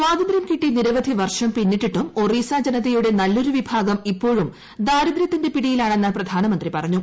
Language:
Malayalam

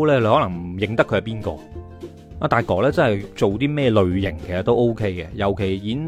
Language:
Chinese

